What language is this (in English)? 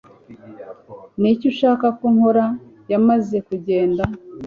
Kinyarwanda